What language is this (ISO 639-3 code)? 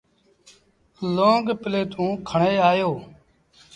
sbn